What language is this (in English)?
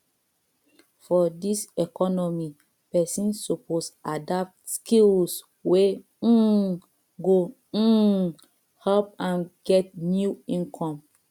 Nigerian Pidgin